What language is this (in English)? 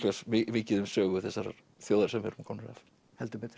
Icelandic